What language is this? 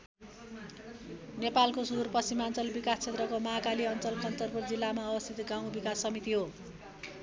Nepali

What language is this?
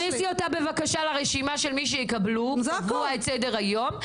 Hebrew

